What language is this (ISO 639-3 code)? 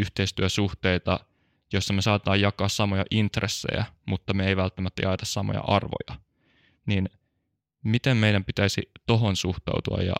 fin